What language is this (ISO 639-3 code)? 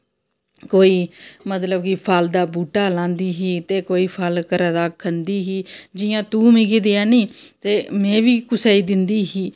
doi